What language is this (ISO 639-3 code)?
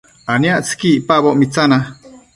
mcf